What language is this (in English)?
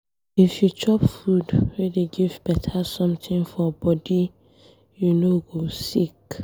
Nigerian Pidgin